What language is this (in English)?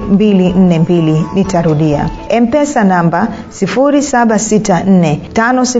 Swahili